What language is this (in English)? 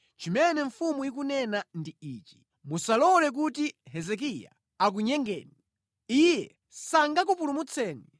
Nyanja